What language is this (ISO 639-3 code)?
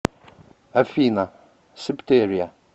rus